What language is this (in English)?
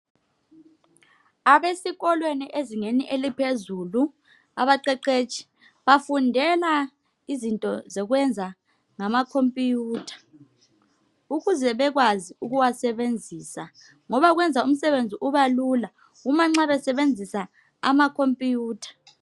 North Ndebele